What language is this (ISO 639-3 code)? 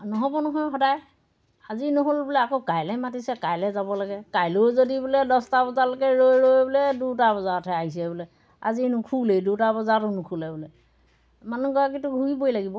asm